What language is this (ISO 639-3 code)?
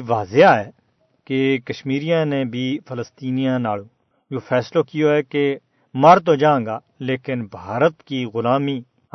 urd